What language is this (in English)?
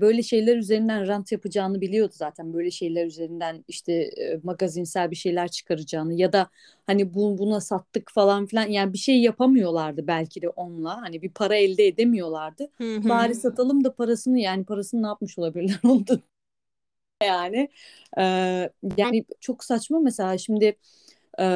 Turkish